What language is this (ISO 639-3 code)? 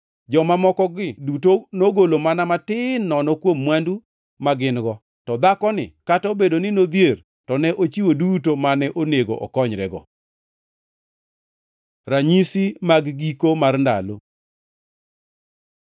luo